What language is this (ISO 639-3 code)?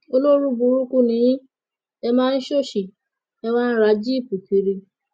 yor